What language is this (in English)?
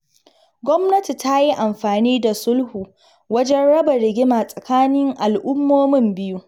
Hausa